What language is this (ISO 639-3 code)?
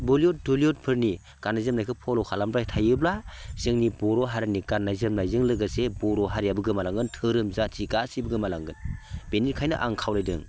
brx